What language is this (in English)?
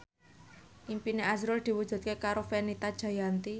Javanese